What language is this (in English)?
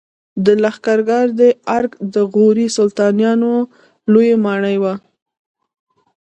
Pashto